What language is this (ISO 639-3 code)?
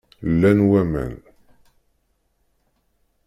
kab